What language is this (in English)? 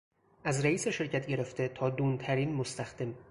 Persian